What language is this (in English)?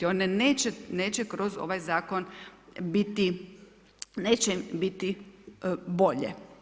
Croatian